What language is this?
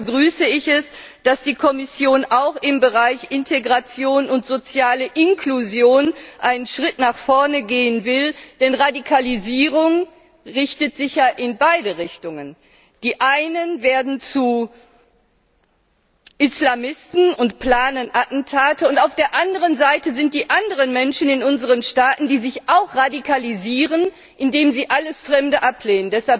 German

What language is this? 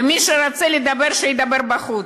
Hebrew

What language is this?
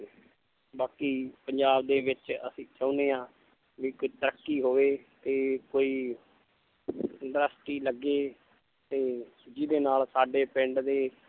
Punjabi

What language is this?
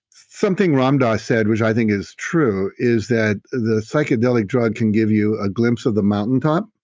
English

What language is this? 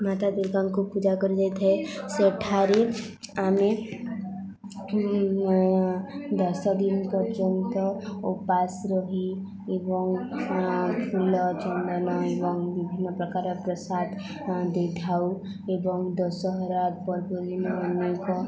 Odia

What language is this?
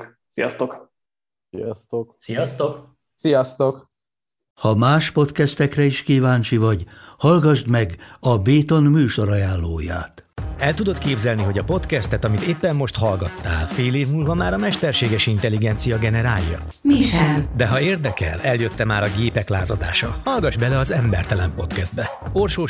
Hungarian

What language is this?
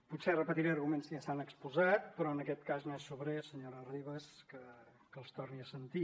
Catalan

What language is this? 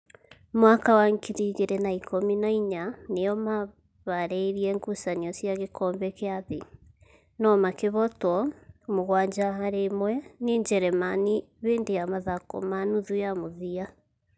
Kikuyu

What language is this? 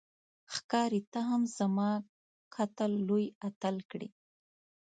Pashto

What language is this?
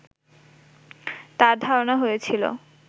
Bangla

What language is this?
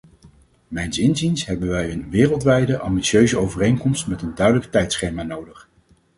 Dutch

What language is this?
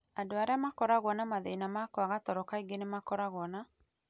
Kikuyu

